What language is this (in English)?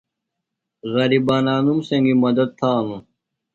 Phalura